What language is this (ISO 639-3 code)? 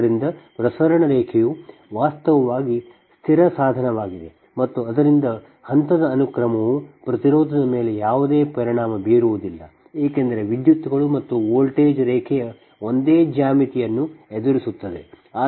kan